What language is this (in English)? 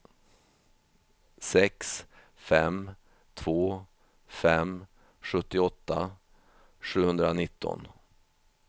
Swedish